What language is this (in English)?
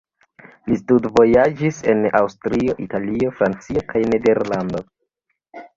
Esperanto